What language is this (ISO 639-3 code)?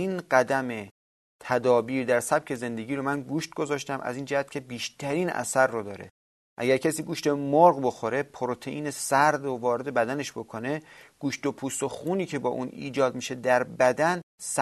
fas